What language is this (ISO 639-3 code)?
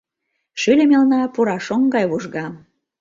chm